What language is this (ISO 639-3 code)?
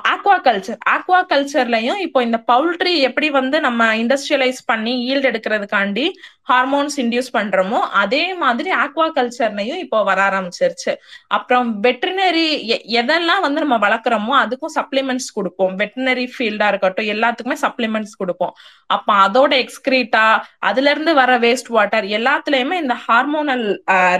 tam